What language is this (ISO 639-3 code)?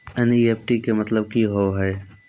mai